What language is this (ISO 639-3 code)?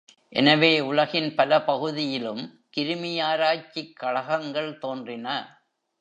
tam